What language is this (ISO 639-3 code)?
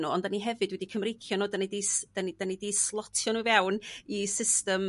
cym